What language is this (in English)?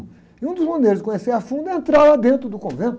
Portuguese